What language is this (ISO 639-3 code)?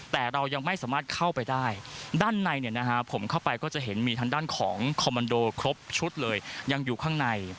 tha